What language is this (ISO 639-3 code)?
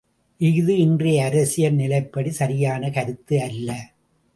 tam